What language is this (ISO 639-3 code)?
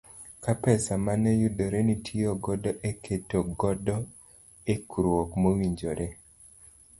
luo